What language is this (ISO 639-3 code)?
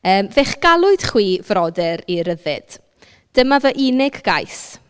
cym